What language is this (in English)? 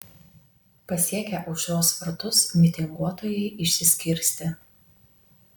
Lithuanian